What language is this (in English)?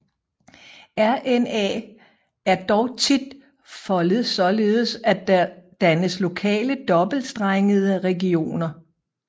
Danish